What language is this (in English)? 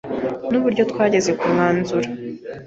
Kinyarwanda